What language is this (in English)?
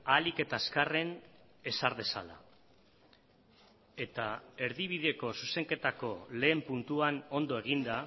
Basque